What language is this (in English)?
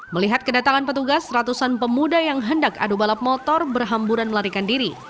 Indonesian